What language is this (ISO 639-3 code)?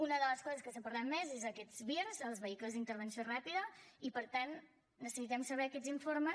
cat